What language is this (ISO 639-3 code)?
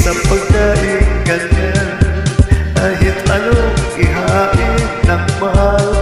ara